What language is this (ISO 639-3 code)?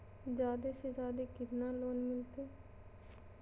mag